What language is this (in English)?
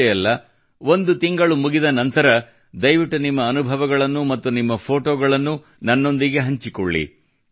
Kannada